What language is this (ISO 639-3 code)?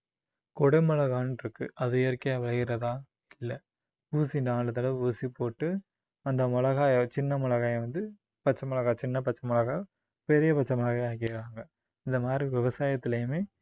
tam